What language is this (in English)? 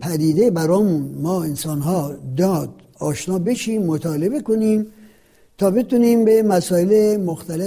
Persian